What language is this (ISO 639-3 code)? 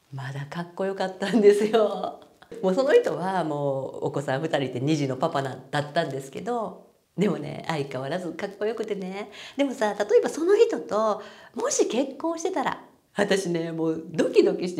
jpn